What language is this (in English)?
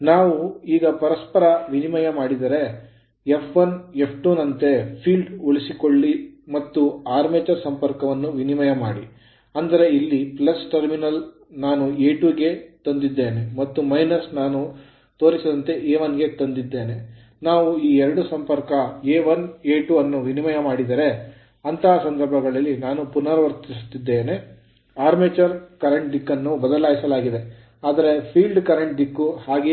Kannada